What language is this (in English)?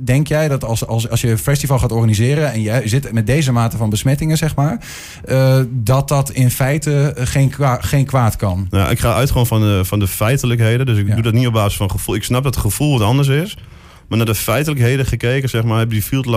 Dutch